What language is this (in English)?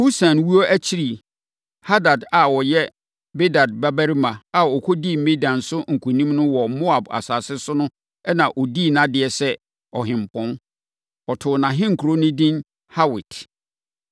Akan